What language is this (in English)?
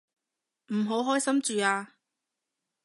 Cantonese